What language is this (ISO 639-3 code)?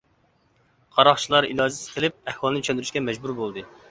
uig